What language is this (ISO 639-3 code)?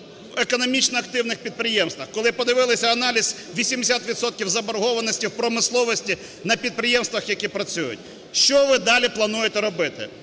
ukr